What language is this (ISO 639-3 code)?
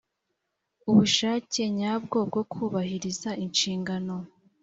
kin